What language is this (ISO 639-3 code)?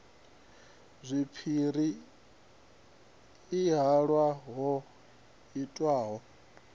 ven